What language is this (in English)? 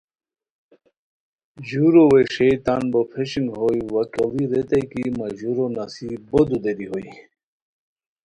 Khowar